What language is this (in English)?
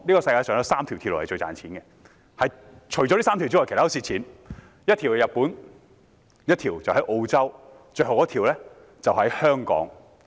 Cantonese